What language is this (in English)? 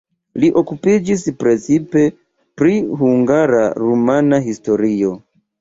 Esperanto